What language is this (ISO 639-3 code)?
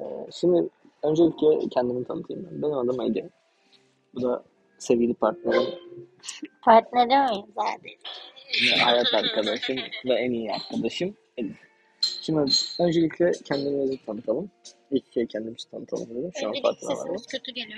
tur